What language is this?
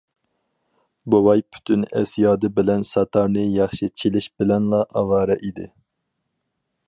Uyghur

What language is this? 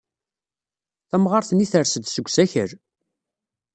Kabyle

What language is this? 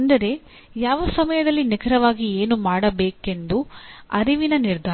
Kannada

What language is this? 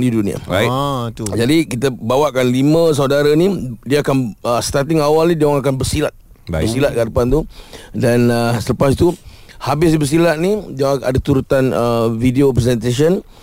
Malay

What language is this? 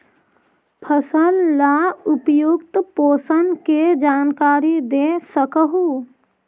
Magahi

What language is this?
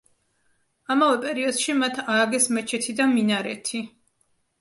Georgian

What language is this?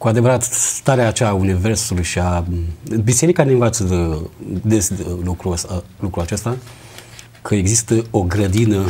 Romanian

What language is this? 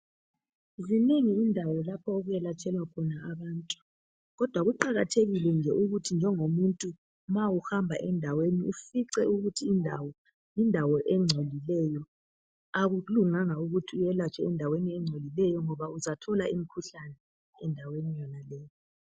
North Ndebele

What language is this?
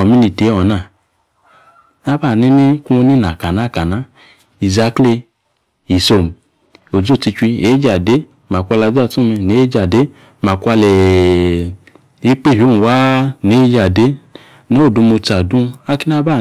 Yace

